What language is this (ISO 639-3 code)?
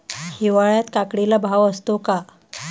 mar